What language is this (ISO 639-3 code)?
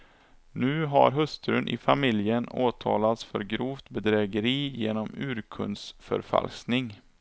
swe